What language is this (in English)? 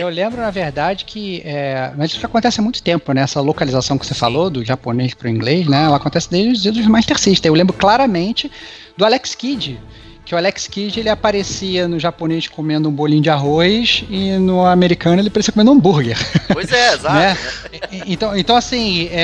Portuguese